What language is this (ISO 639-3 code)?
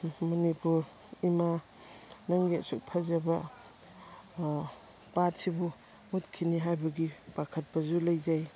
mni